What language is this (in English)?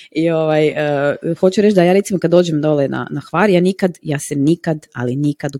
Croatian